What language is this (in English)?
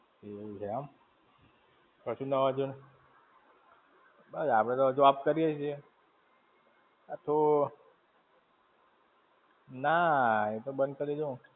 Gujarati